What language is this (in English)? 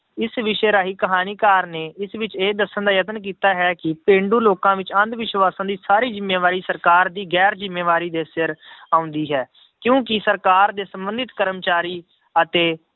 Punjabi